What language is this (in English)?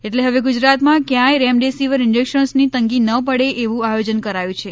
Gujarati